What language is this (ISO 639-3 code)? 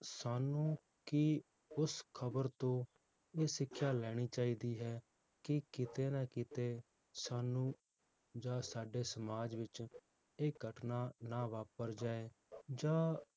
pan